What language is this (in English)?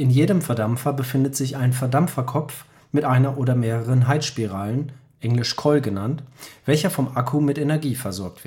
German